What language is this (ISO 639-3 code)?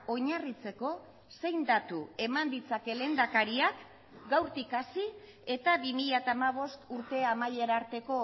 eus